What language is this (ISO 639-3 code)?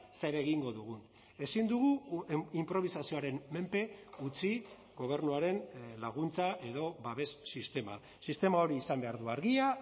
eus